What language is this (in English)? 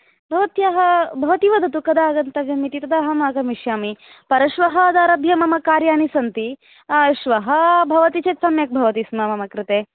Sanskrit